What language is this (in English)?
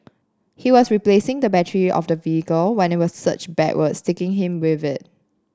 English